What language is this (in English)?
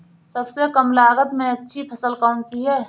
Hindi